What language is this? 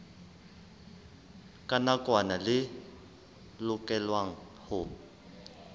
Southern Sotho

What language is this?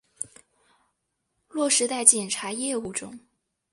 Chinese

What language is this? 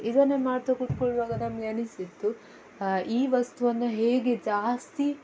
Kannada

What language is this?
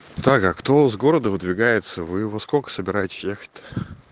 Russian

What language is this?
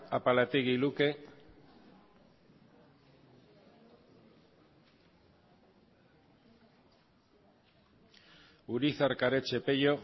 Basque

